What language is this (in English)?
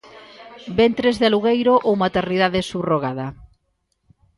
Galician